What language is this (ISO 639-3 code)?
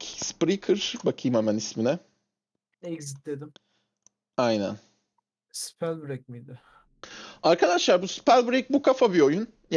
tur